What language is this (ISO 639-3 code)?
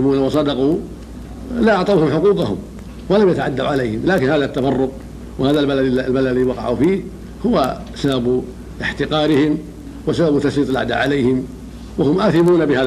ara